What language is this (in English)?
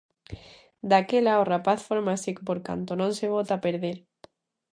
Galician